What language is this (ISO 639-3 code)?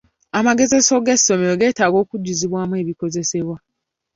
lug